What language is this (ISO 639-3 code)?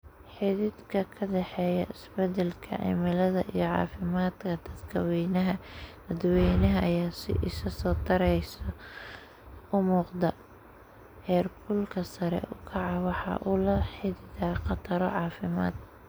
som